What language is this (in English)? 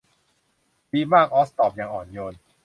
Thai